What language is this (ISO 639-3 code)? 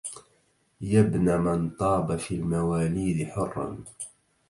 ara